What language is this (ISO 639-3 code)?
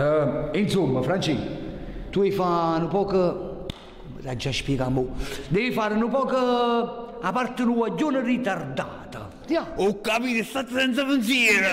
ita